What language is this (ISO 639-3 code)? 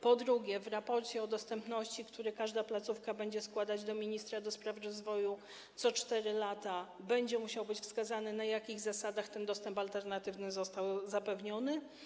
pol